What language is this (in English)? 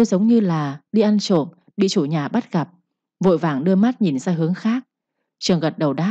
Vietnamese